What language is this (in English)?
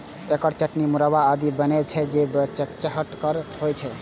Maithili